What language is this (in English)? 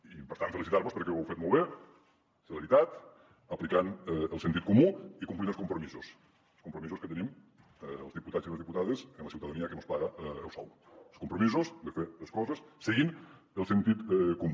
Catalan